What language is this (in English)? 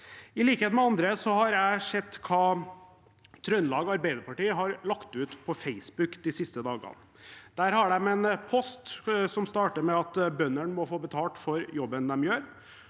Norwegian